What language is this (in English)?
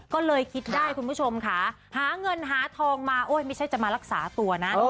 Thai